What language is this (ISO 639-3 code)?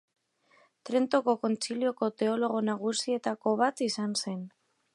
eus